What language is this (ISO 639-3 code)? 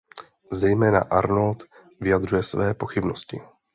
ces